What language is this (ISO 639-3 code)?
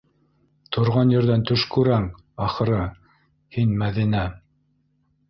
bak